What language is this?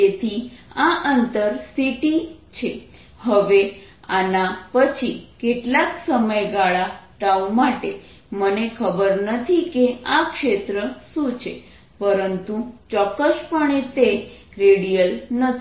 Gujarati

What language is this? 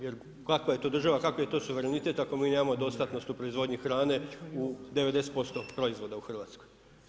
Croatian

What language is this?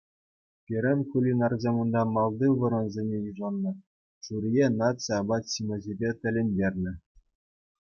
Chuvash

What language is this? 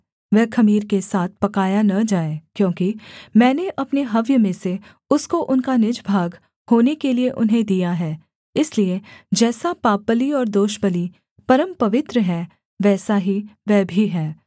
Hindi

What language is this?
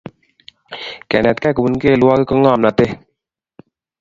Kalenjin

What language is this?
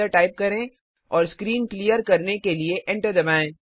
Hindi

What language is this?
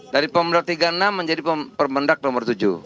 Indonesian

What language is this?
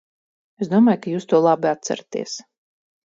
Latvian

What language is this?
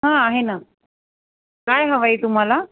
Marathi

